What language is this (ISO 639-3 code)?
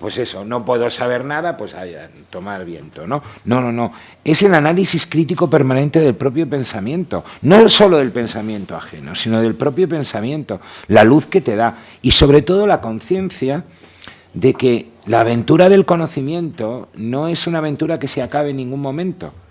spa